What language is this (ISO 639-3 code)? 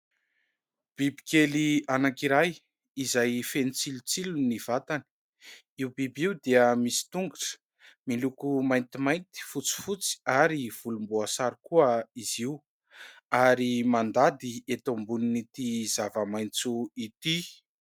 mlg